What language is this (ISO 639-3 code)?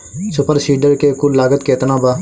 bho